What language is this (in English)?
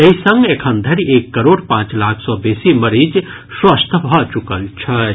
Maithili